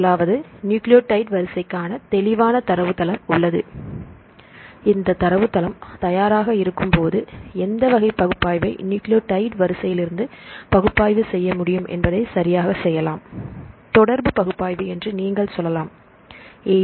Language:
Tamil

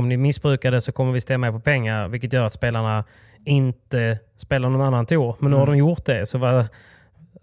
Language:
Swedish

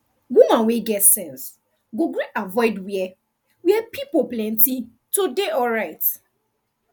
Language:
Nigerian Pidgin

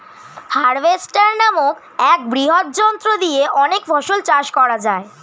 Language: Bangla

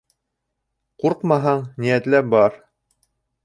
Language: Bashkir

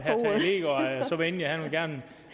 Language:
Danish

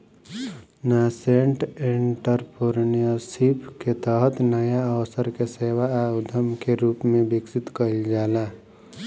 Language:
Bhojpuri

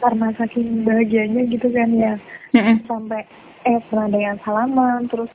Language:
Indonesian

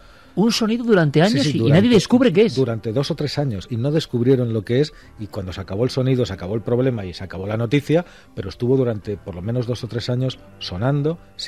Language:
Spanish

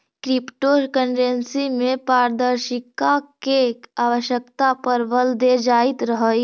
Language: Magahi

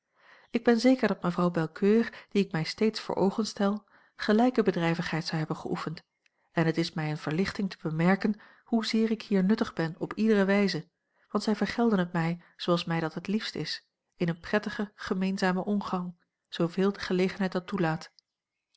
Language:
Dutch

